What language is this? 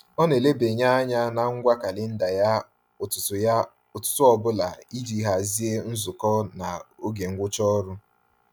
Igbo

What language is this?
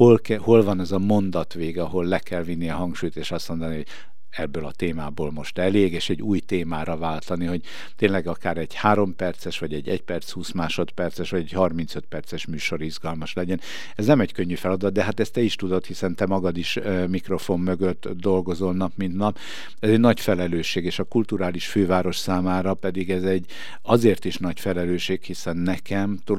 Hungarian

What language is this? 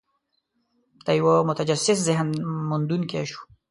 Pashto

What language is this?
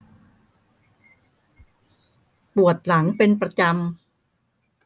Thai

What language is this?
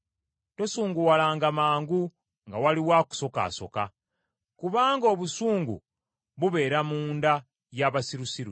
Ganda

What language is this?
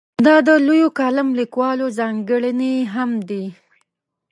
Pashto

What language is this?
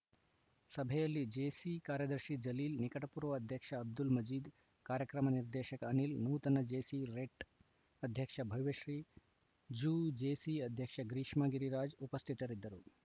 Kannada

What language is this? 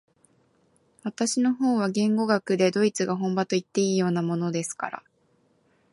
Japanese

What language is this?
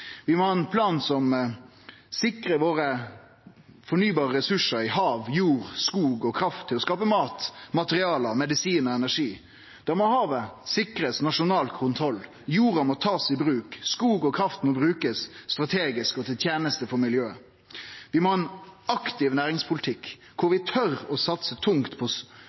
Norwegian Nynorsk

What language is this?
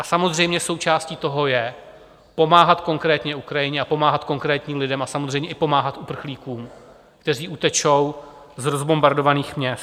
Czech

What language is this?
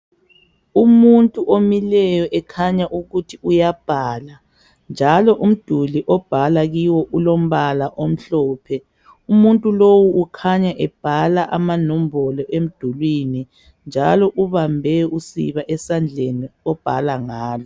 North Ndebele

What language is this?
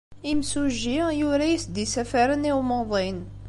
Kabyle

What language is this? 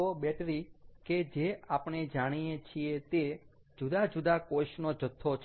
Gujarati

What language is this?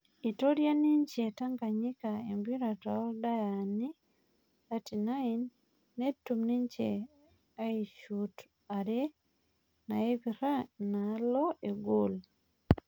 Masai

